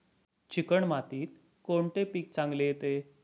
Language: Marathi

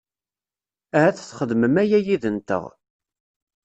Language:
Kabyle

